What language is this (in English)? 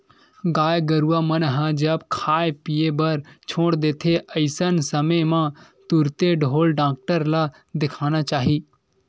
Chhattisgarhi